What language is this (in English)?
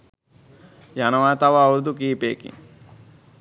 Sinhala